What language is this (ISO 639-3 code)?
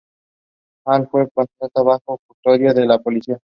spa